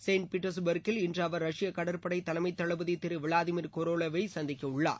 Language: Tamil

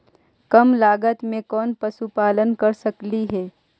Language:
Magahi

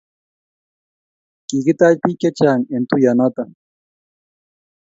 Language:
Kalenjin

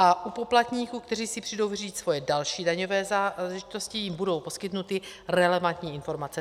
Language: Czech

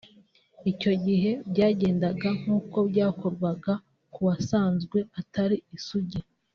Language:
Kinyarwanda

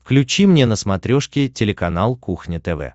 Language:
Russian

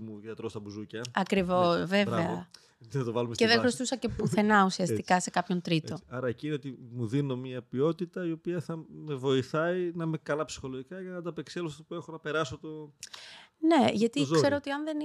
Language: Greek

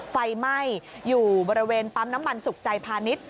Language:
Thai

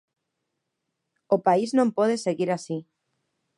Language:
Galician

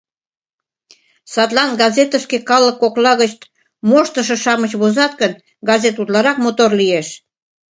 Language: Mari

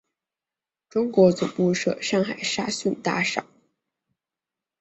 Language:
Chinese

